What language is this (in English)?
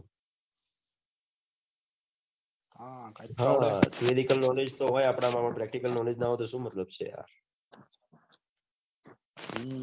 Gujarati